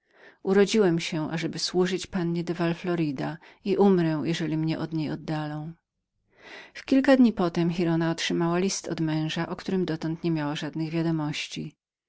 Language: Polish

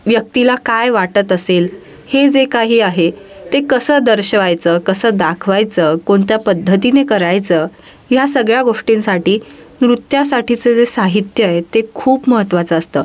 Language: Marathi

